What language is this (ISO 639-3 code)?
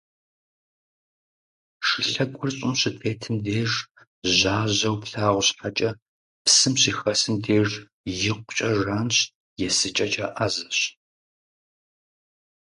kbd